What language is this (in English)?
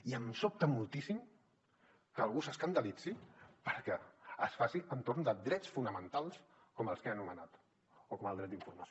Catalan